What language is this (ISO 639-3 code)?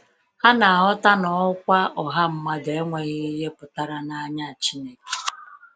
ibo